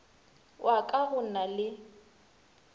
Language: Northern Sotho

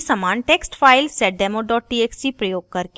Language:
Hindi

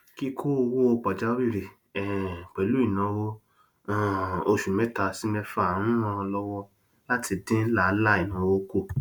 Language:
Yoruba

